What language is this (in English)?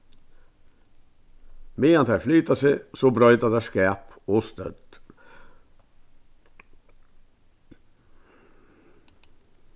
Faroese